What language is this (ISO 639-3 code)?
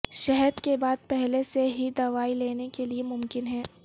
urd